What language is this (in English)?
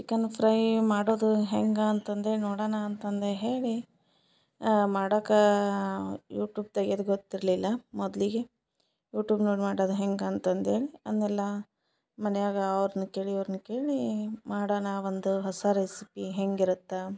Kannada